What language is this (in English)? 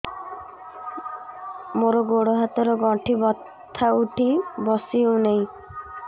Odia